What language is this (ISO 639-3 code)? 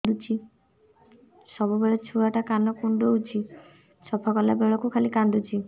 ori